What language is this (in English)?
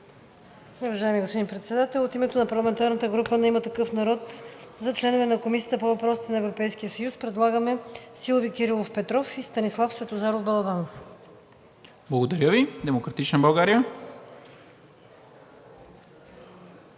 Bulgarian